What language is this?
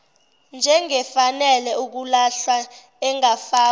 Zulu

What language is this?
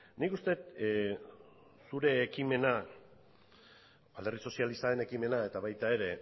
Basque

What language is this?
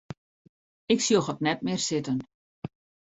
Western Frisian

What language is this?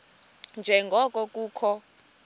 Xhosa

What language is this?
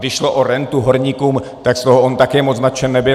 Czech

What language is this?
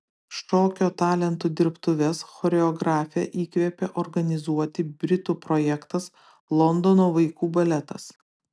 Lithuanian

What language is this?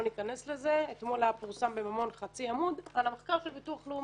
Hebrew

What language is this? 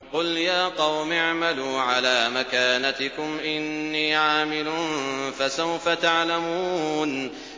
Arabic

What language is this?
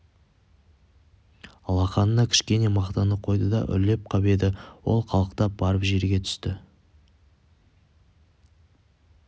Kazakh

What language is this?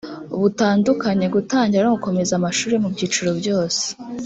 Kinyarwanda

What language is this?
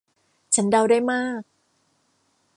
Thai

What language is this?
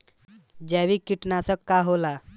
Bhojpuri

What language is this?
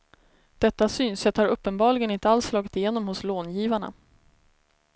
Swedish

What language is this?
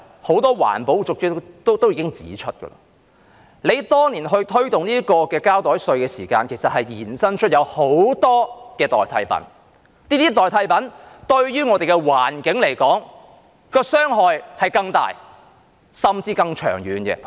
Cantonese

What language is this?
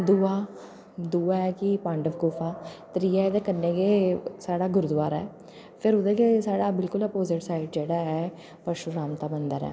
Dogri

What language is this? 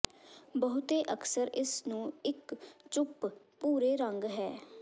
Punjabi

